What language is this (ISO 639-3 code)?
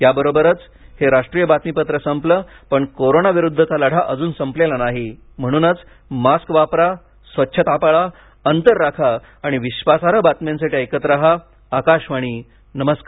mar